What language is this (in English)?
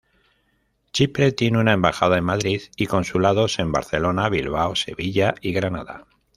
Spanish